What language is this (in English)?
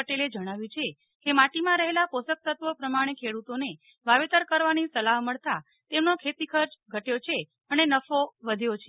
Gujarati